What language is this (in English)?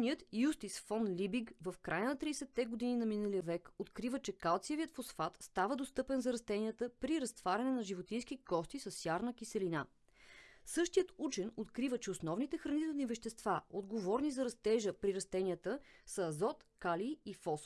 Bulgarian